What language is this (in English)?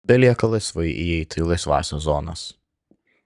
Lithuanian